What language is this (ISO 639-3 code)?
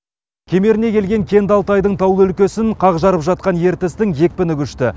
kaz